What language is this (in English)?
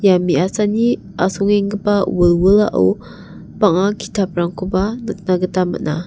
Garo